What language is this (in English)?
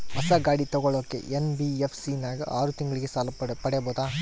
Kannada